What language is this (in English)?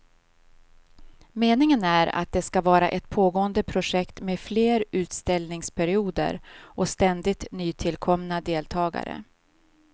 Swedish